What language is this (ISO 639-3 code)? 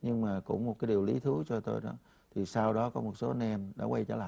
vie